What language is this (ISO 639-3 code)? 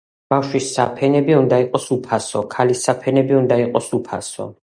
kat